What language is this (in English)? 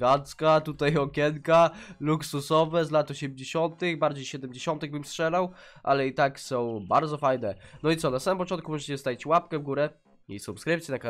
Polish